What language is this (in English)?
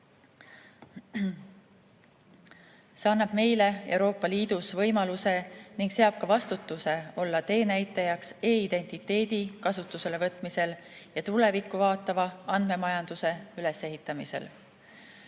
Estonian